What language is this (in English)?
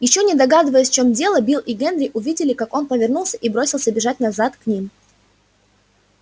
Russian